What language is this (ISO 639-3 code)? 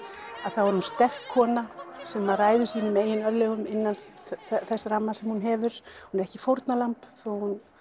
isl